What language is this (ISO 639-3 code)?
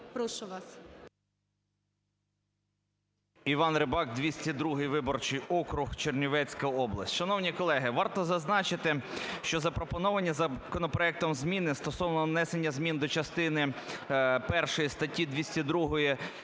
ukr